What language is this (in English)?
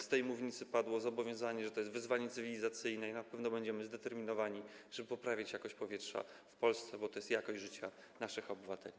Polish